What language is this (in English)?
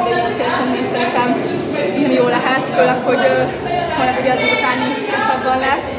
Hungarian